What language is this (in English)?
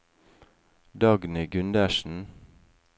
Norwegian